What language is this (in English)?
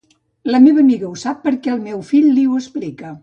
Catalan